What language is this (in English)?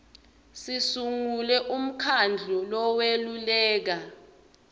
Swati